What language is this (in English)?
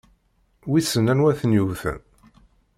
Kabyle